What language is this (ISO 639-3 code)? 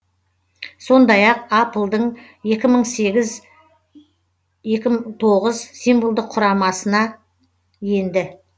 kaz